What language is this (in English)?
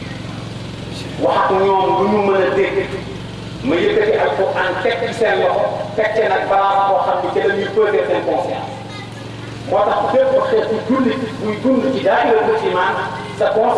Indonesian